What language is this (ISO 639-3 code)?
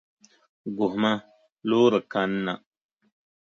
dag